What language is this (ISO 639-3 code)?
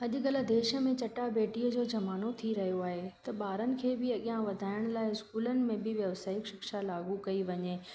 snd